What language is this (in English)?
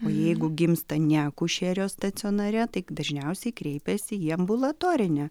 Lithuanian